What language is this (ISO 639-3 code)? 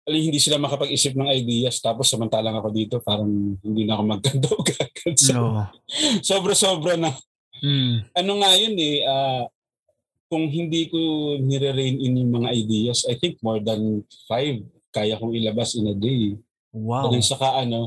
fil